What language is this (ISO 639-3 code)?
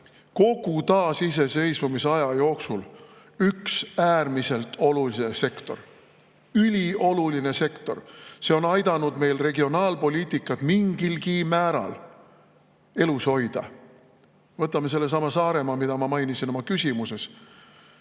est